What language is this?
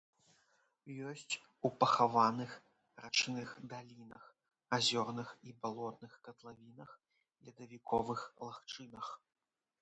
Belarusian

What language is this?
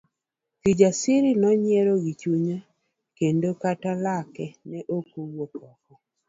Luo (Kenya and Tanzania)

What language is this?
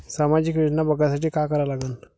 Marathi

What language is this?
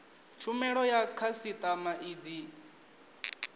Venda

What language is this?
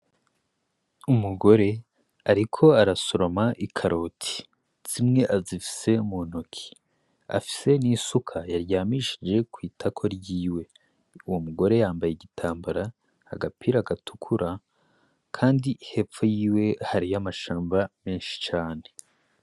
Rundi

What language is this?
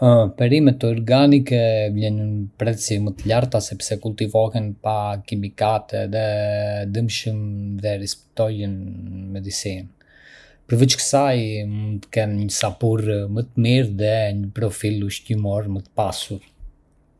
Arbëreshë Albanian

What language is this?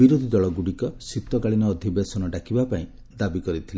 Odia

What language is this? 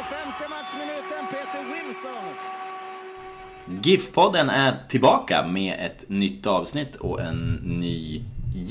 Swedish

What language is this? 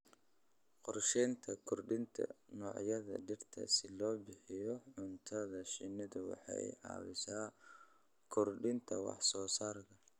Somali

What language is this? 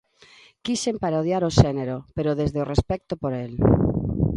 Galician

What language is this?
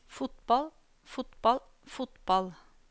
Norwegian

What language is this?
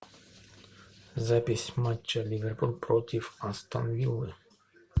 Russian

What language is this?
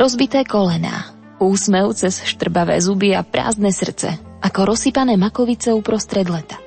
Slovak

